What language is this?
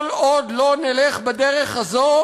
Hebrew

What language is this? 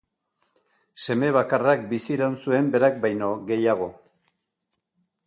Basque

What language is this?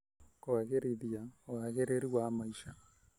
Kikuyu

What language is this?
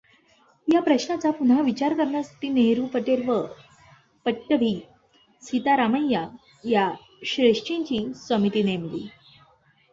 Marathi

